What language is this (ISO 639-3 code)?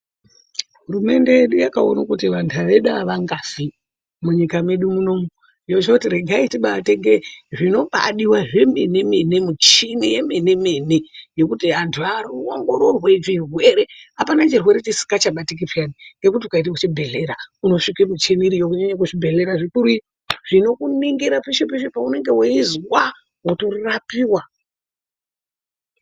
ndc